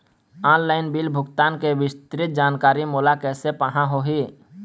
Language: Chhattisgarhi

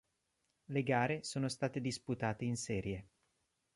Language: Italian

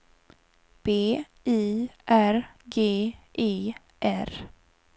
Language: Swedish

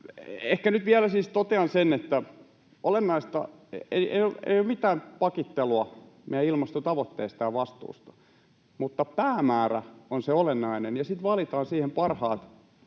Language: Finnish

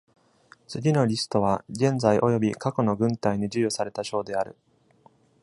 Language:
Japanese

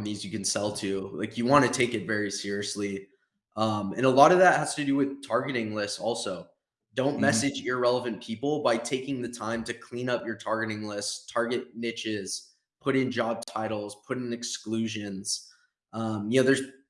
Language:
English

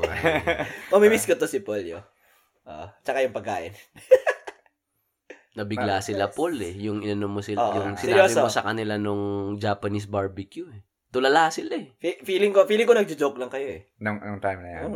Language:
Filipino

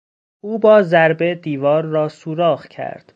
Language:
Persian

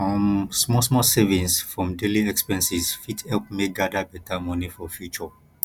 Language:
Nigerian Pidgin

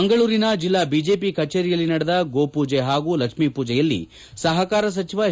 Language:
Kannada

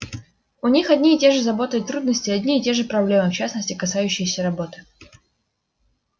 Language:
Russian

